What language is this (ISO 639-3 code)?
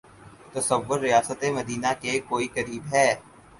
urd